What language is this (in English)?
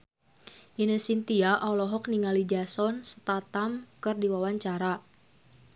Sundanese